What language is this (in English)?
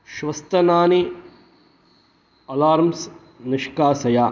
Sanskrit